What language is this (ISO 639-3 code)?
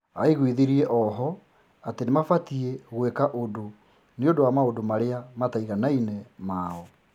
kik